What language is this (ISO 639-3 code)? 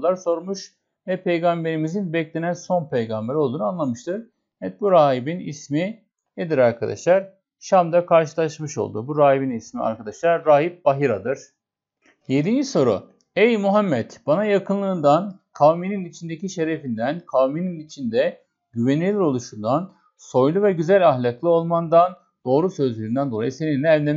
tur